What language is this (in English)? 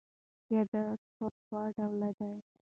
Pashto